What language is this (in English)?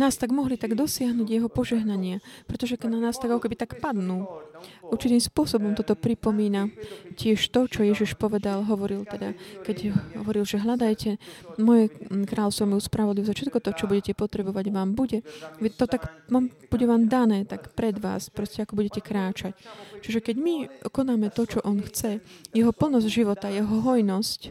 Slovak